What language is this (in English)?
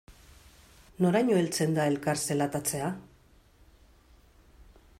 Basque